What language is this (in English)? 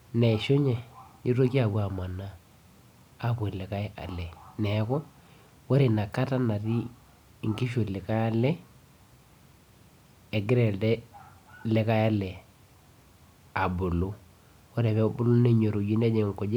Masai